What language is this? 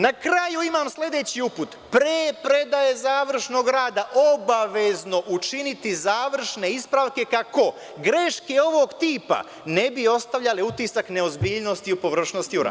Serbian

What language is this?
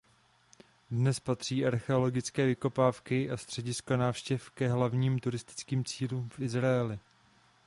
Czech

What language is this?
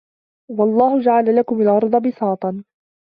Arabic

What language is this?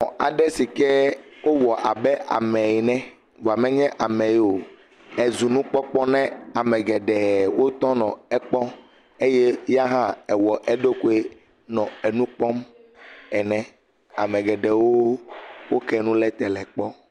Ewe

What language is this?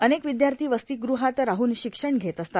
Marathi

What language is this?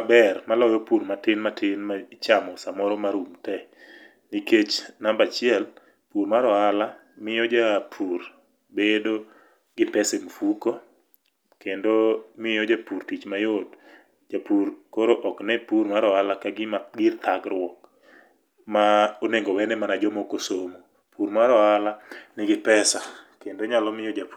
Luo (Kenya and Tanzania)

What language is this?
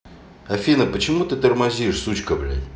Russian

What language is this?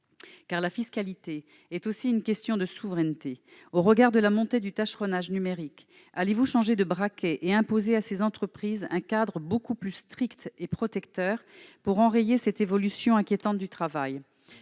French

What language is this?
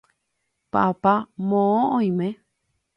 Guarani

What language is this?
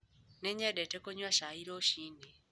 Kikuyu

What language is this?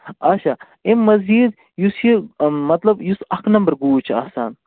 Kashmiri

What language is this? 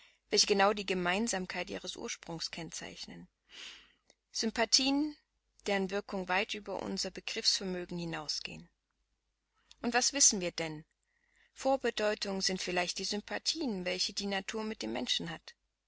German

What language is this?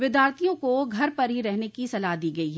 Hindi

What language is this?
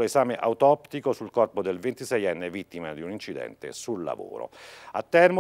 Italian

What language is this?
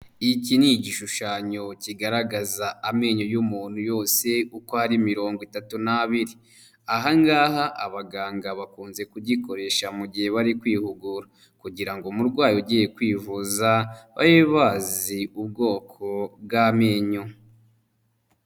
Kinyarwanda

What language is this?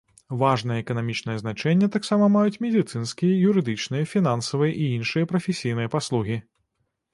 Belarusian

